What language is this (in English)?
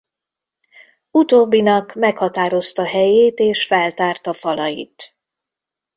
Hungarian